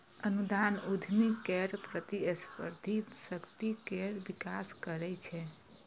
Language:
Maithili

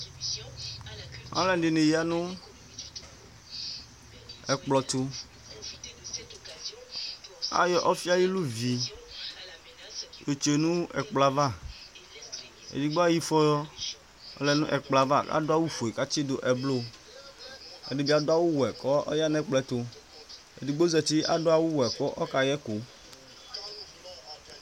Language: Ikposo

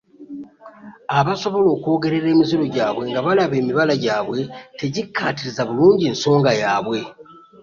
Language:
Ganda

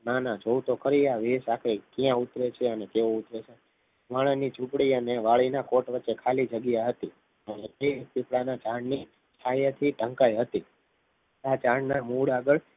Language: Gujarati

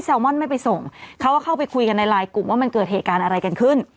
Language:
Thai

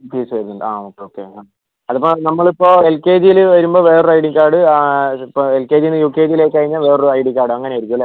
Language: Malayalam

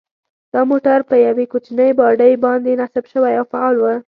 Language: Pashto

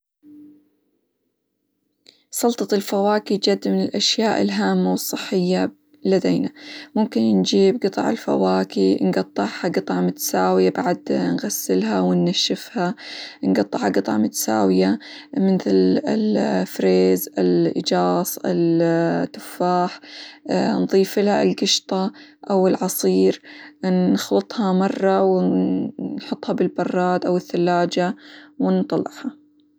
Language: Hijazi Arabic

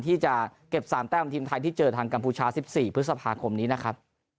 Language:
Thai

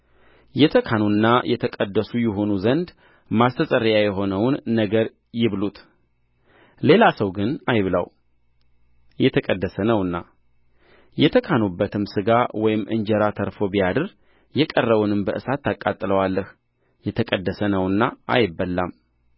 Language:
Amharic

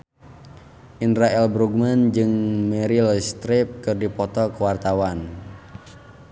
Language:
Sundanese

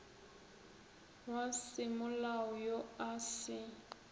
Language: Northern Sotho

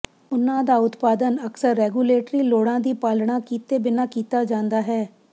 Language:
Punjabi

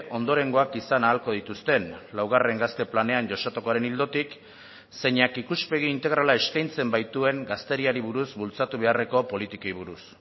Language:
Basque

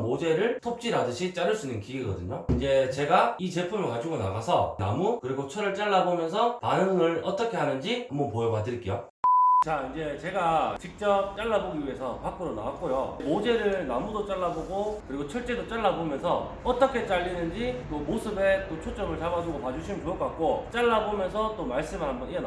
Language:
Korean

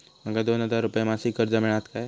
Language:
Marathi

